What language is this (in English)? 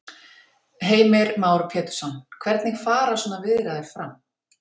Icelandic